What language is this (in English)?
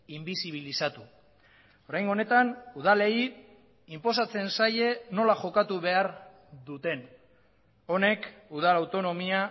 Basque